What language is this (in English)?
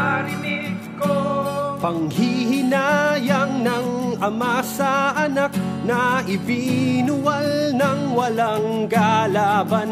Filipino